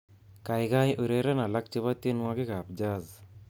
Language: Kalenjin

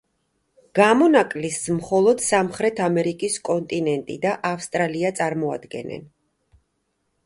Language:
Georgian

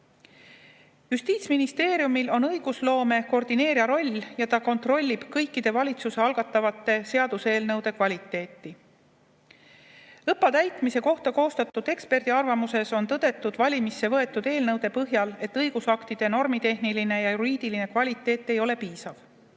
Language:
Estonian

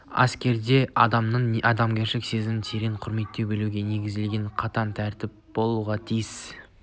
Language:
Kazakh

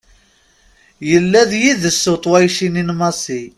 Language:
Kabyle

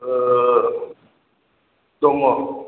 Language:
Bodo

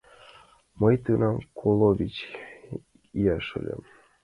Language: Mari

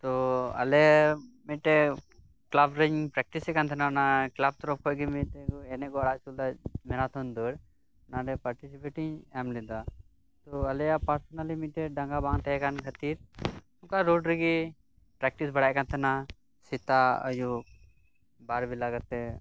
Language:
Santali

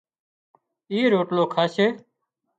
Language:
Wadiyara Koli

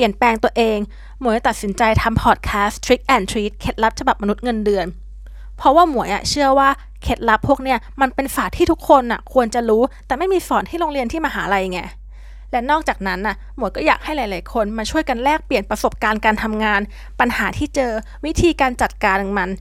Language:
Thai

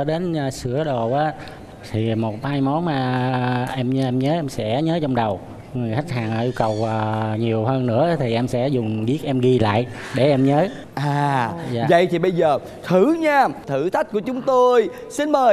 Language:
Vietnamese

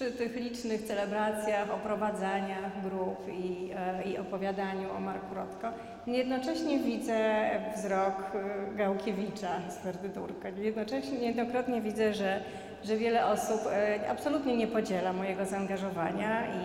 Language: Polish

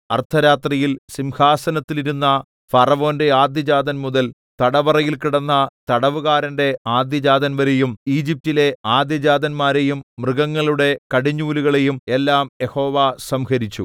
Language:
Malayalam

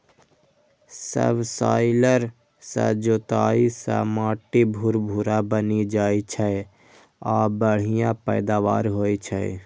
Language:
Maithili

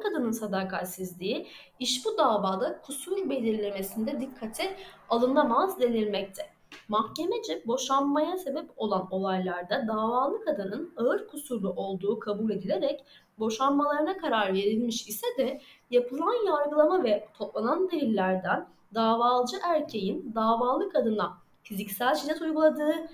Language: Turkish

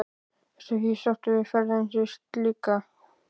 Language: Icelandic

